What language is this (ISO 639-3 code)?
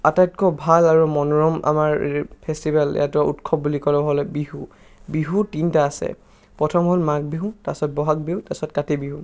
asm